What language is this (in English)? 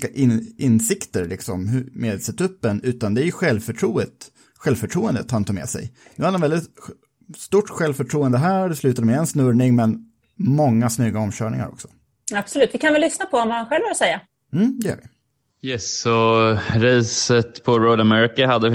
Swedish